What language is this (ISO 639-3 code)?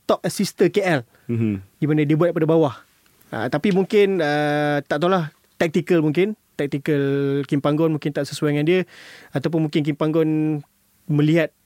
msa